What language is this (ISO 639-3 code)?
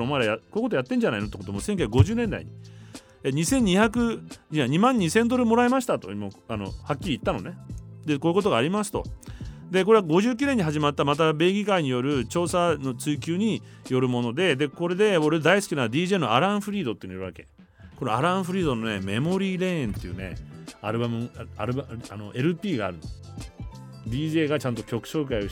jpn